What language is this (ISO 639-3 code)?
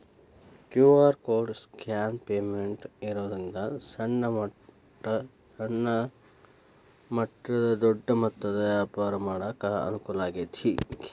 kan